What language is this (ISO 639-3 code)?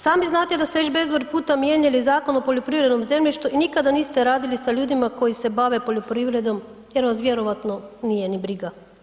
hrv